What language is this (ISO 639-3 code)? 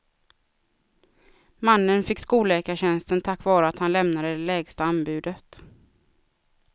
swe